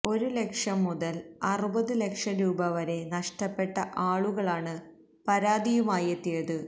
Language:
Malayalam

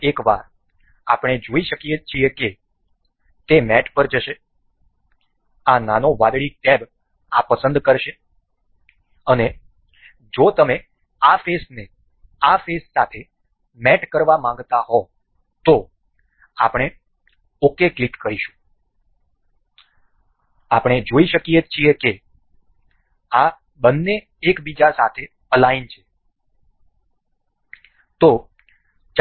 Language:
Gujarati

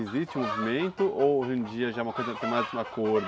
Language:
Portuguese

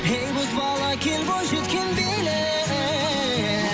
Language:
Kazakh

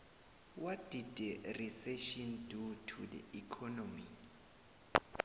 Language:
South Ndebele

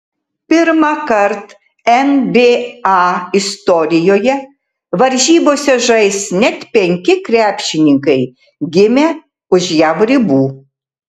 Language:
Lithuanian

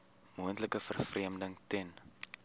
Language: Afrikaans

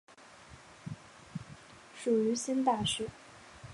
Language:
Chinese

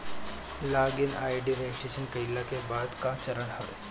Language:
Bhojpuri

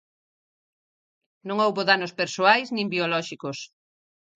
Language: Galician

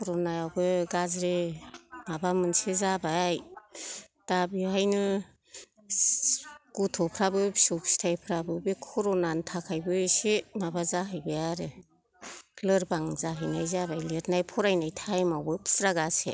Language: Bodo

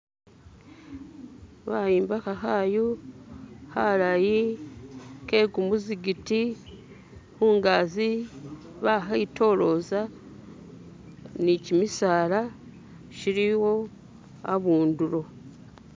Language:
Masaaba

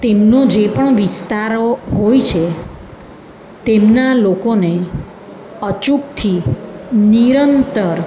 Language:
Gujarati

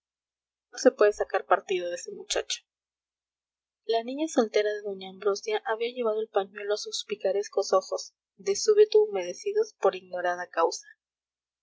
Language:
Spanish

